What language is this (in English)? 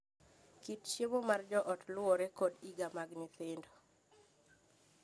Luo (Kenya and Tanzania)